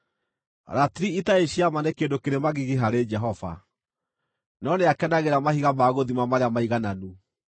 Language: Kikuyu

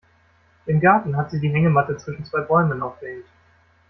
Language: German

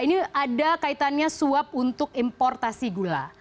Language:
Indonesian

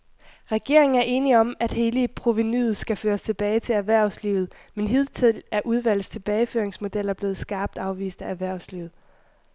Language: Danish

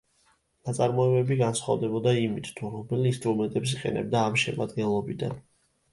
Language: Georgian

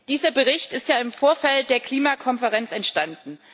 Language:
German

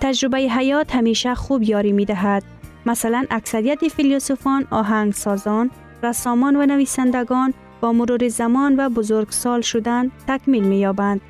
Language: Persian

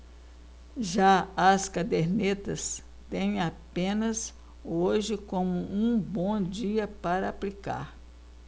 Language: Portuguese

